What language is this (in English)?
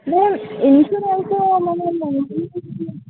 Telugu